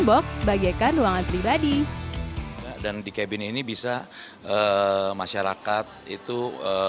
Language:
Indonesian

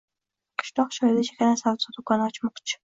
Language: Uzbek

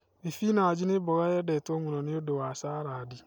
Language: Kikuyu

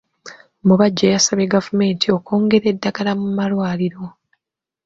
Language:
Ganda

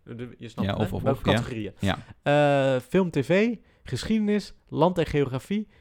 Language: Dutch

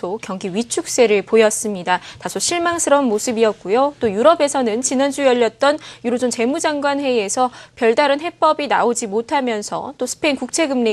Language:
Korean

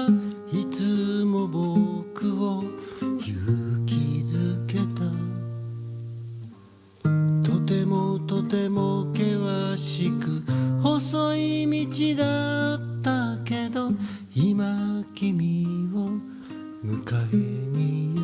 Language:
Japanese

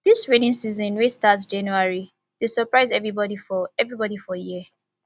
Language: Nigerian Pidgin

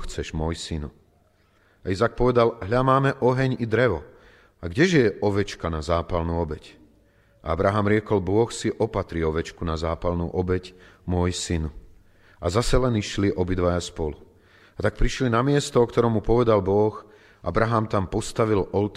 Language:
Slovak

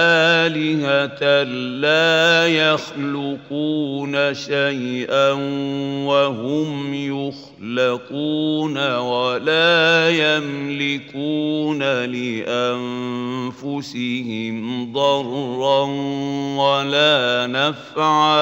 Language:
Arabic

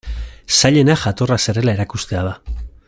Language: Basque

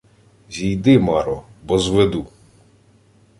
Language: Ukrainian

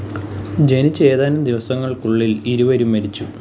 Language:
Malayalam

